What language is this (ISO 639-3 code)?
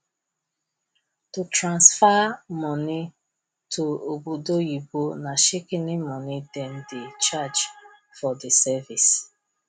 pcm